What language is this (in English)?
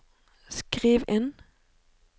Norwegian